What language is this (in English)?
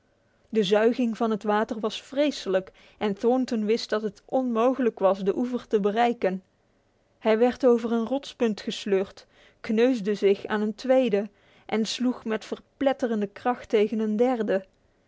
Dutch